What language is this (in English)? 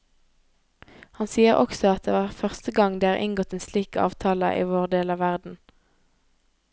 Norwegian